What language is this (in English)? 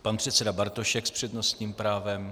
Czech